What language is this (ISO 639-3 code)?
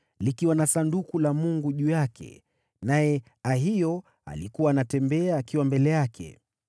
swa